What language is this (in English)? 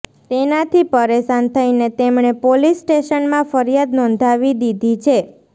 Gujarati